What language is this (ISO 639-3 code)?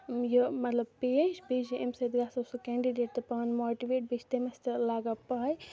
kas